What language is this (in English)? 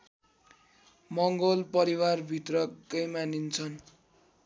Nepali